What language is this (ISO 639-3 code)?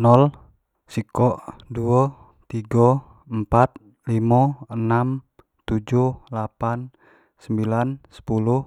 jax